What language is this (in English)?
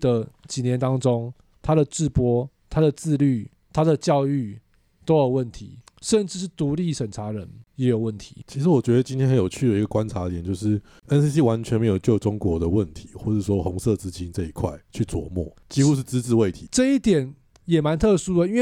Chinese